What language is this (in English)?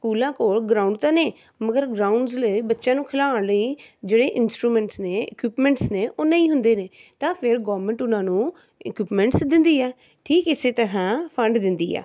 Punjabi